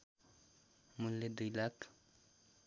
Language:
Nepali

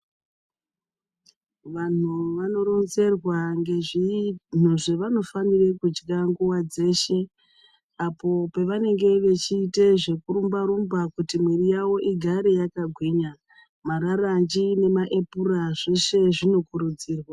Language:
Ndau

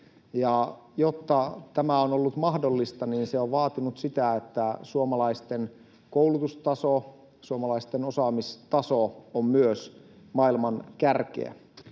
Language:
Finnish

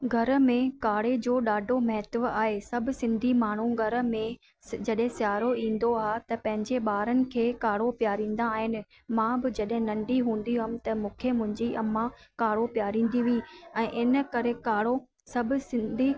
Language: Sindhi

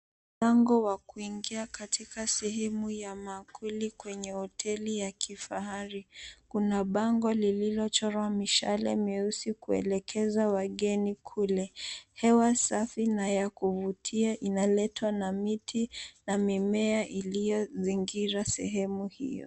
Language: Swahili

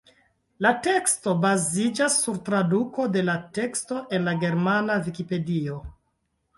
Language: Esperanto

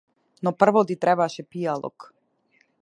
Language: Macedonian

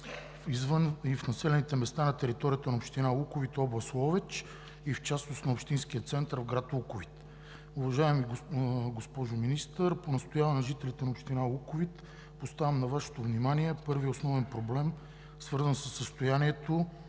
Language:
Bulgarian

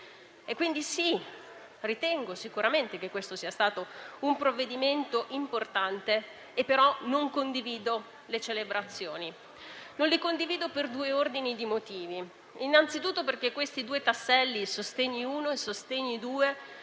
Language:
Italian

